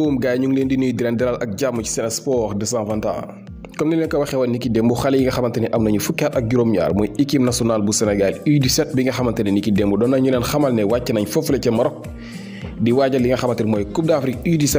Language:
French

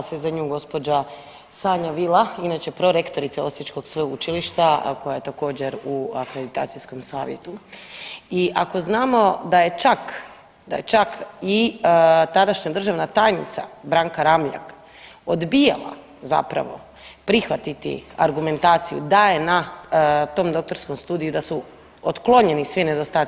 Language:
Croatian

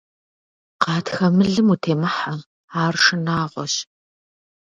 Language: Kabardian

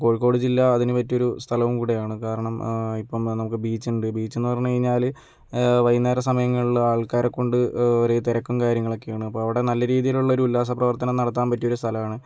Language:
Malayalam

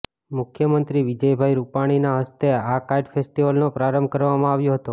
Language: Gujarati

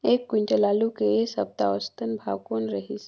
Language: Chhattisgarhi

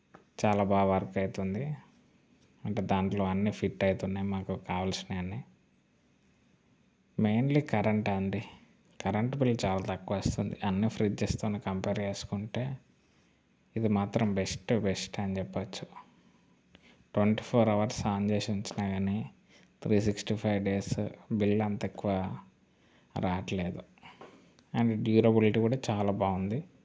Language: Telugu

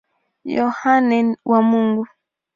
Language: Swahili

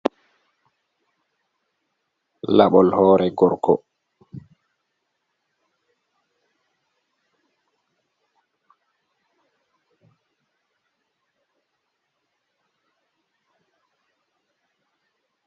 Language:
Fula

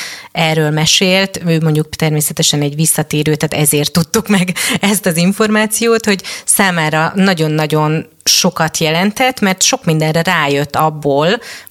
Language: Hungarian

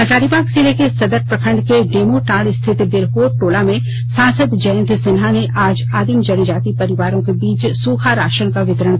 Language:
Hindi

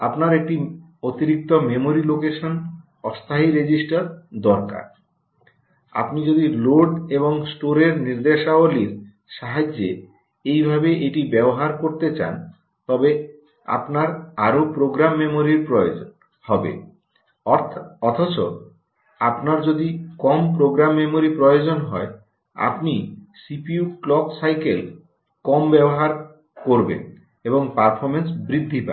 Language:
Bangla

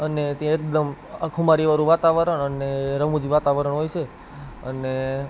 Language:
Gujarati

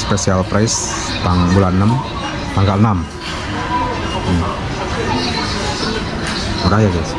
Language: Indonesian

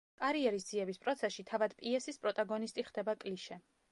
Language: Georgian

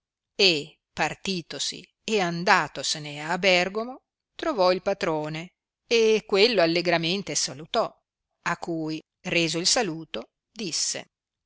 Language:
Italian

